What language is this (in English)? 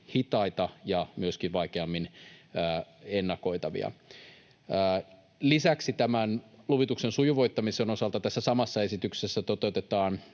Finnish